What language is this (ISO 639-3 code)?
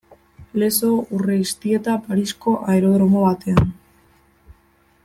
eus